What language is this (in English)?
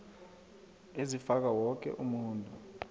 South Ndebele